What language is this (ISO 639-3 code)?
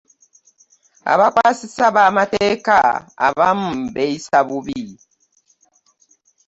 lug